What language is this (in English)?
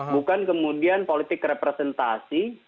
Indonesian